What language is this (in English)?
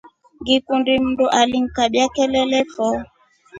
Rombo